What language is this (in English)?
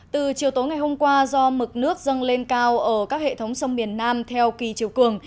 Vietnamese